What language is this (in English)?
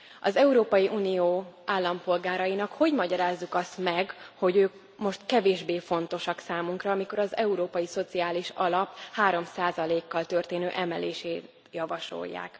Hungarian